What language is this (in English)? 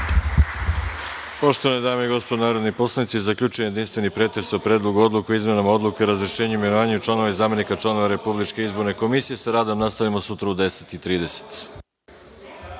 Serbian